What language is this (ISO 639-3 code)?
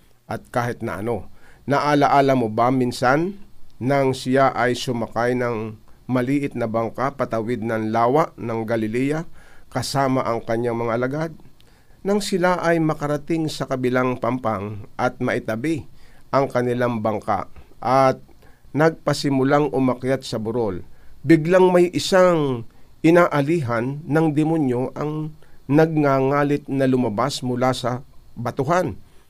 fil